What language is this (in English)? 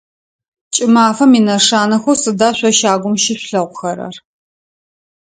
Adyghe